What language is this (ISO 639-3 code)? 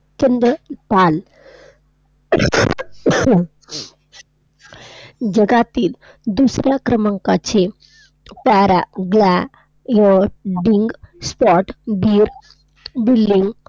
mar